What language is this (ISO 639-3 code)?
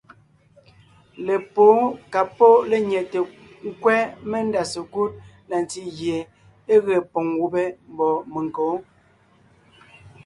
nnh